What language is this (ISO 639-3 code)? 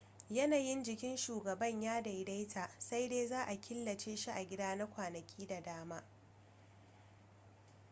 hau